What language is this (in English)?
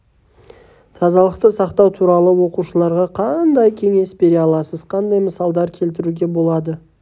Kazakh